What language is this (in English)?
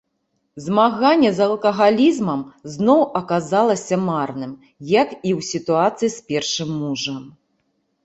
Belarusian